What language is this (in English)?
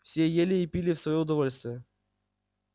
Russian